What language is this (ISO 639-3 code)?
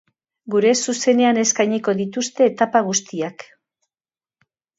eus